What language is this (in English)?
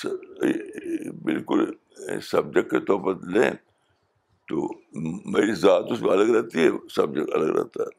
Urdu